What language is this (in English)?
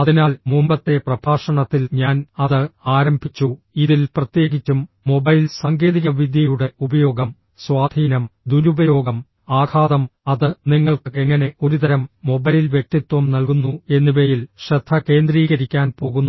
Malayalam